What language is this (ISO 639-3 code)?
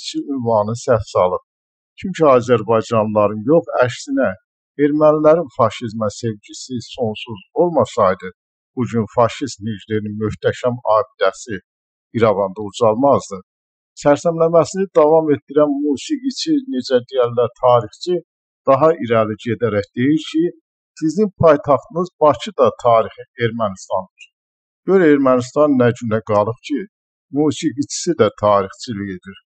tur